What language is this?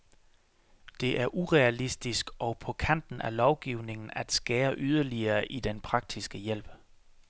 Danish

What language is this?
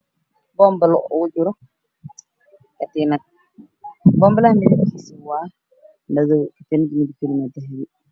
Somali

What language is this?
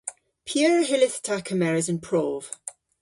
Cornish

